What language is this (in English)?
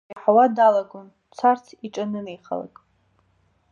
Abkhazian